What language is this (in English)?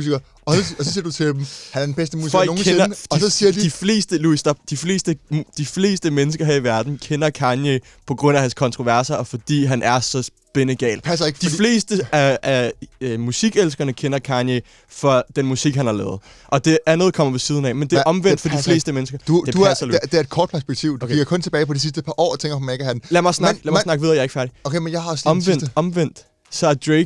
Danish